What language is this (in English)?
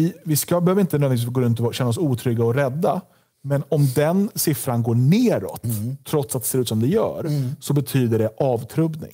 Swedish